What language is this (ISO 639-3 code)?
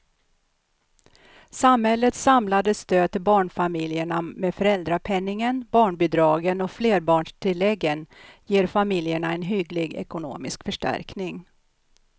swe